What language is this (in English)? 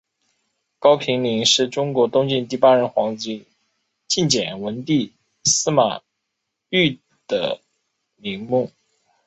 Chinese